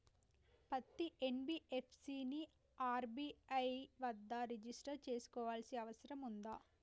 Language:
Telugu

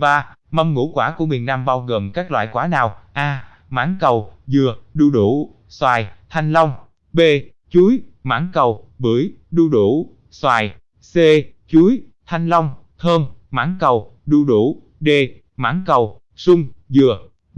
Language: Vietnamese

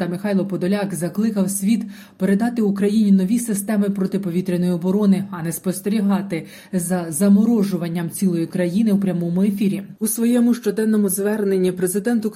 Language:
Ukrainian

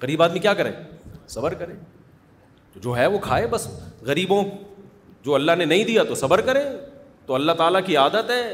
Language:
Urdu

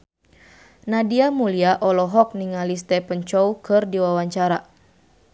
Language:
Sundanese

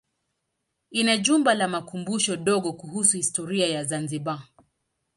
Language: Swahili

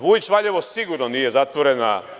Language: Serbian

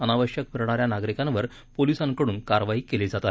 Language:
Marathi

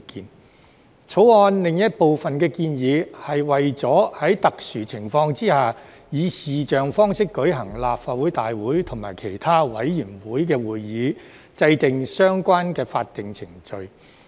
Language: Cantonese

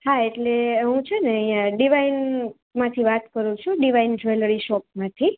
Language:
Gujarati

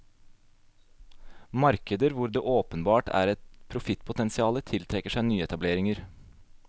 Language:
Norwegian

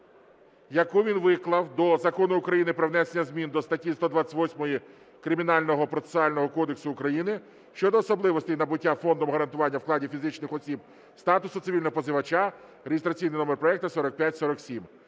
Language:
Ukrainian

